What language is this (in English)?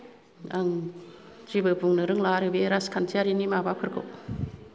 Bodo